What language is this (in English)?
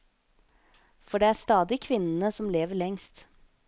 Norwegian